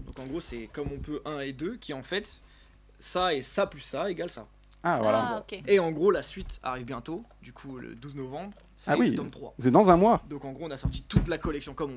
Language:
French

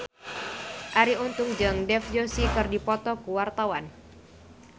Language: Sundanese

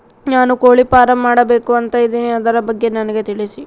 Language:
Kannada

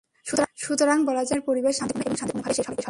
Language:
Bangla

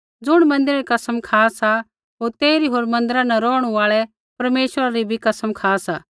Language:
Kullu Pahari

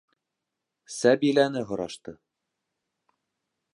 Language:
Bashkir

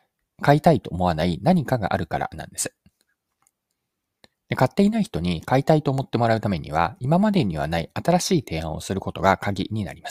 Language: Japanese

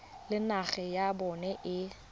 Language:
Tswana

